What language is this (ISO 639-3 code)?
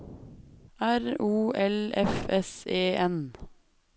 nor